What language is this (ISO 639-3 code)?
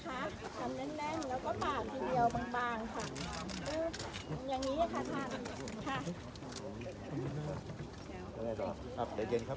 tha